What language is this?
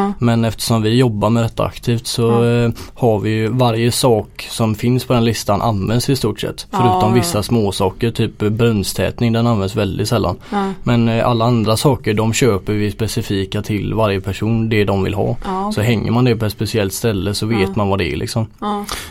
Swedish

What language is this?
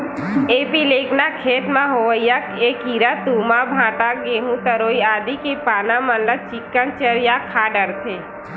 Chhattisgarhi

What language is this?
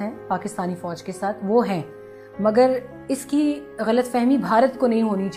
Urdu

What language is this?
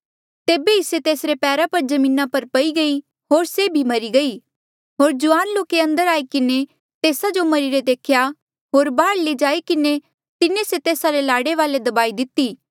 Mandeali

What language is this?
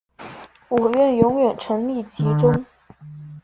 Chinese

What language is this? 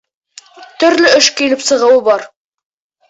Bashkir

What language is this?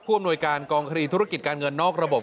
Thai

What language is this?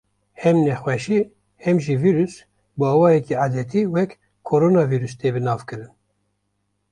Kurdish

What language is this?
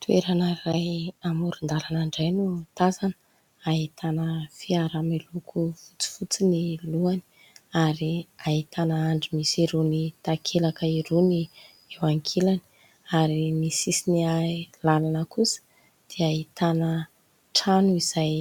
Malagasy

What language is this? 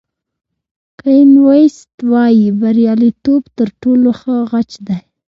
Pashto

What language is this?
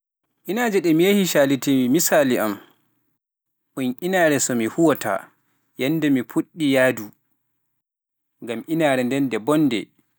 Pular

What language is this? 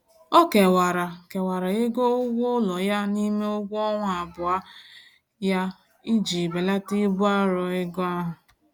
Igbo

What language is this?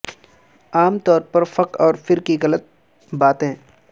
Urdu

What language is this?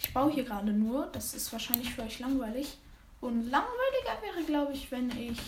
German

